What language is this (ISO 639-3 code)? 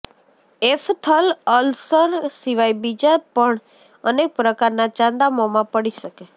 guj